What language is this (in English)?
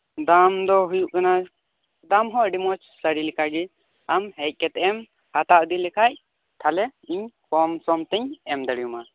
Santali